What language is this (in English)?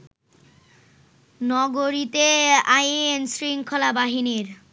Bangla